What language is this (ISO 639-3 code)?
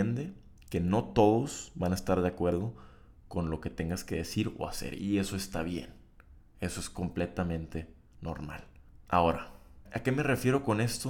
spa